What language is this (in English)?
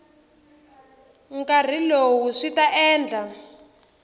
Tsonga